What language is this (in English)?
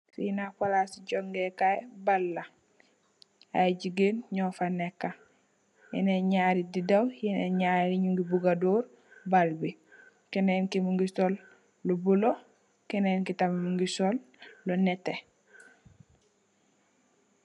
Wolof